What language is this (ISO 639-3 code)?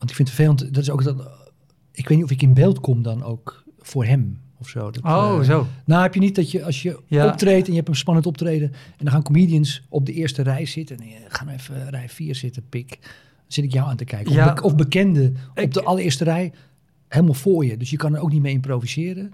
nld